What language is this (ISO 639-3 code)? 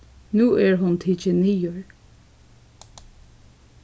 fao